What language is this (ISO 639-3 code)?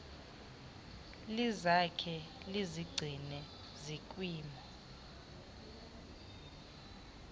xho